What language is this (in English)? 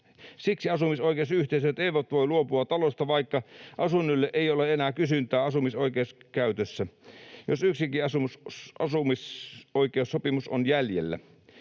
Finnish